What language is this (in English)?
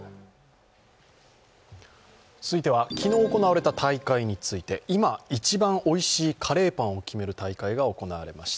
Japanese